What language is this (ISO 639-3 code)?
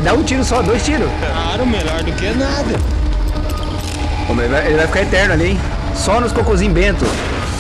por